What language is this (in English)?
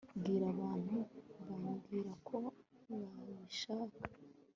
Kinyarwanda